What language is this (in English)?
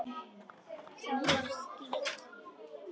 Icelandic